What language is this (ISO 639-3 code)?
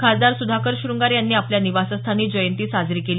mar